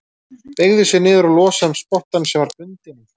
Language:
Icelandic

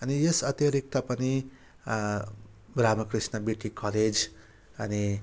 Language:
Nepali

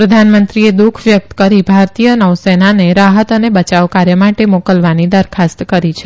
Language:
Gujarati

